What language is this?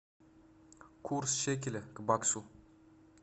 Russian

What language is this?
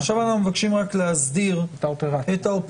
Hebrew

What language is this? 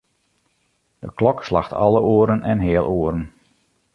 Western Frisian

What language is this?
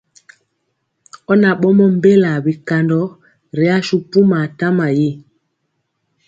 Mpiemo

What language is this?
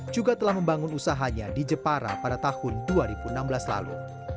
Indonesian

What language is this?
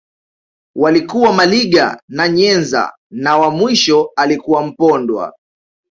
Swahili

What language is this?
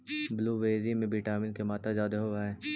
Magahi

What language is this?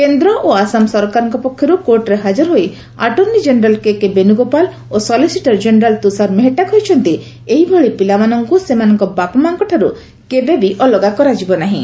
Odia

